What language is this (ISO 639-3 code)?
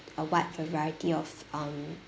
eng